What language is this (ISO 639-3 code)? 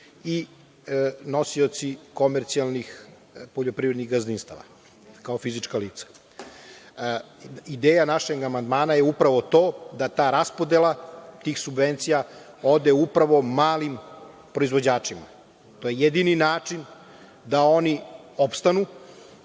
srp